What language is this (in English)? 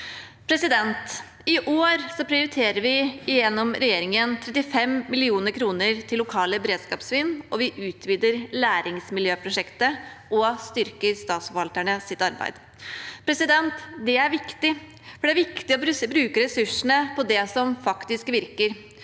Norwegian